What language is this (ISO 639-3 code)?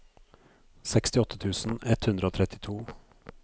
nor